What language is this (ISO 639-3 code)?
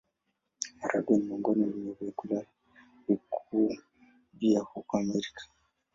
swa